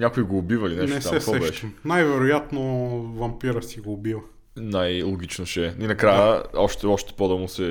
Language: Bulgarian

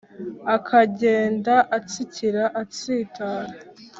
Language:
Kinyarwanda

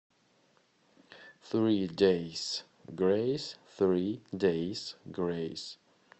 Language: Russian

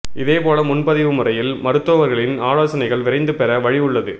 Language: Tamil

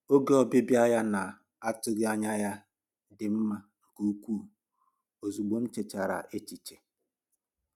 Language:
Igbo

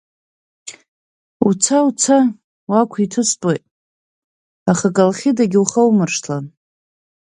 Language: Abkhazian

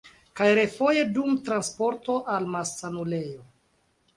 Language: Esperanto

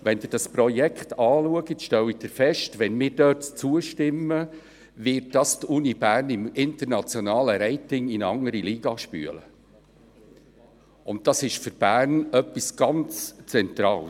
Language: Swiss German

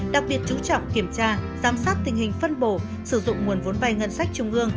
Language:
Vietnamese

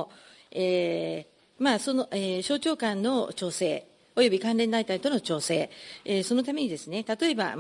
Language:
Japanese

